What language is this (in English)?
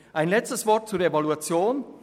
Swiss German